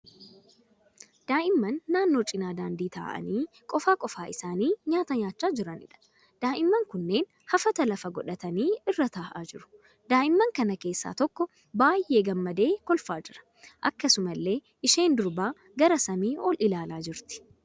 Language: Oromo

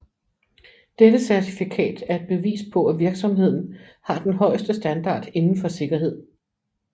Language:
Danish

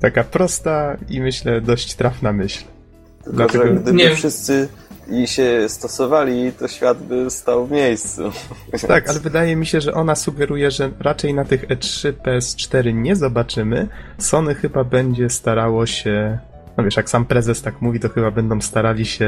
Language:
Polish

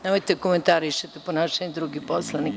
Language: Serbian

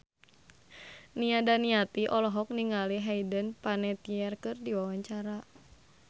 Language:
Sundanese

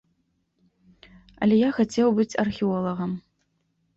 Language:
Belarusian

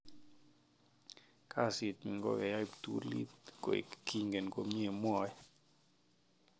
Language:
Kalenjin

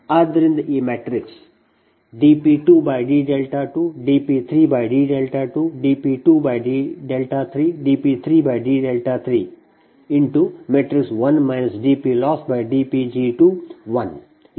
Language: Kannada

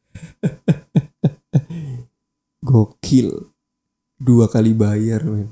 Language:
Indonesian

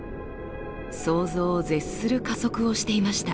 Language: Japanese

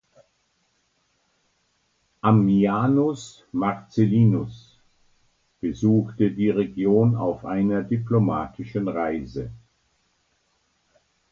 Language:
German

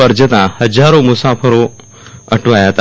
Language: Gujarati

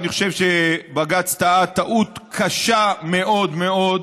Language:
Hebrew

